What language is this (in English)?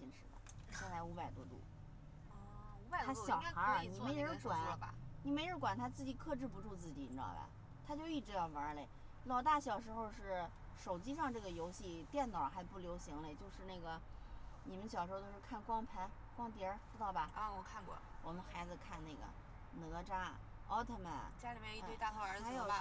Chinese